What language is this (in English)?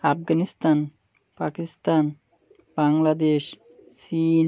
Bangla